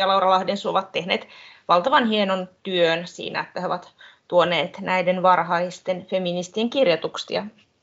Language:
Finnish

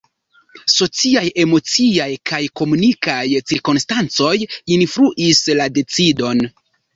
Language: Esperanto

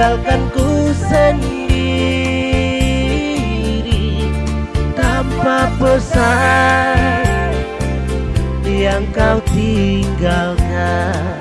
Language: Indonesian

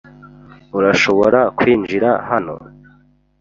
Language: Kinyarwanda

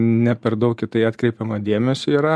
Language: Lithuanian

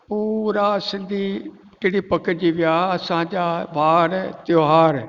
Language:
Sindhi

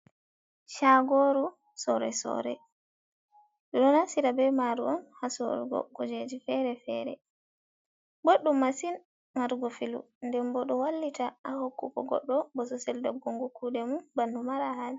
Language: Fula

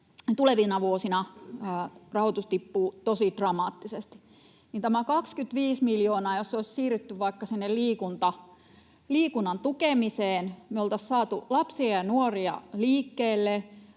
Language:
Finnish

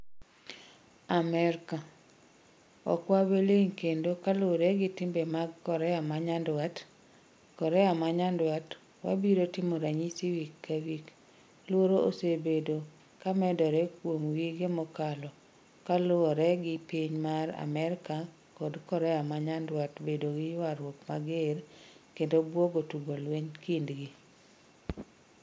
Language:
Luo (Kenya and Tanzania)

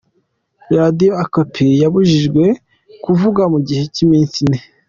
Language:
Kinyarwanda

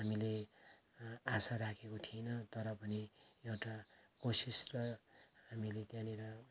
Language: Nepali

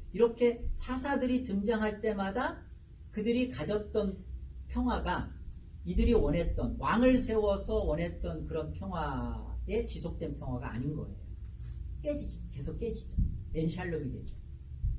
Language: Korean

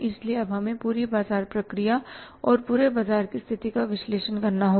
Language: Hindi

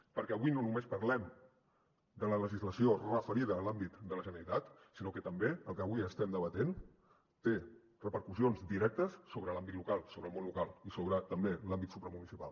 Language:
Catalan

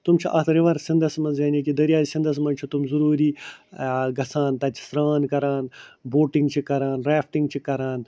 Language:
Kashmiri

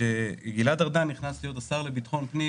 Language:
Hebrew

